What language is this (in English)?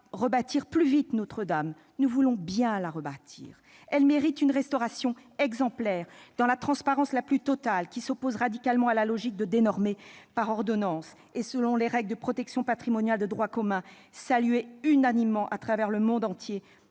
French